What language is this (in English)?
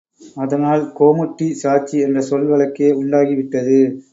Tamil